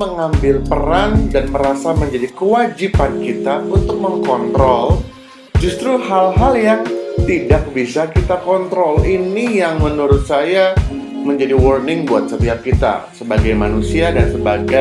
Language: Indonesian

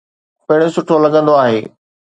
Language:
Sindhi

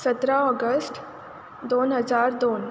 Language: Konkani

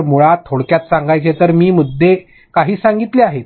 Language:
Marathi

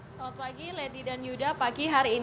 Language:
Indonesian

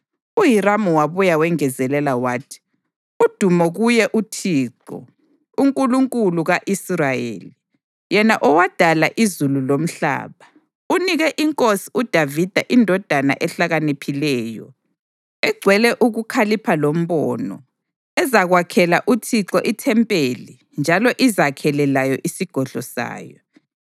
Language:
North Ndebele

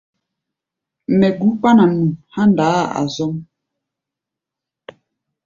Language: Gbaya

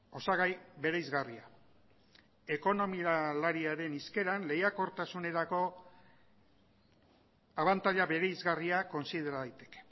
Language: Basque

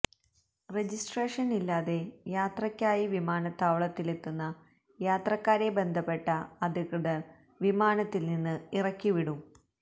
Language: Malayalam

